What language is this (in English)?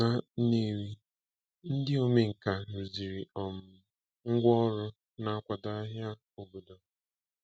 Igbo